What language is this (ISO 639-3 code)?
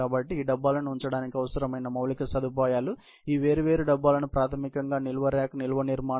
tel